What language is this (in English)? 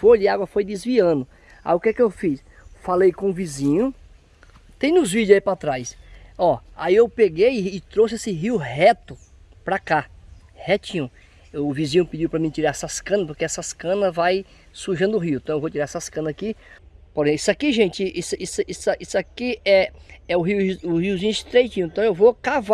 Portuguese